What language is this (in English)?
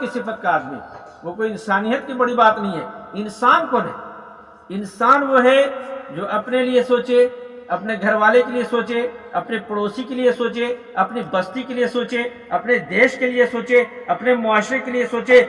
Urdu